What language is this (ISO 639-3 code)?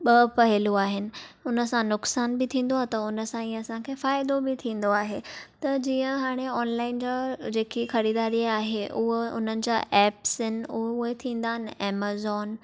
snd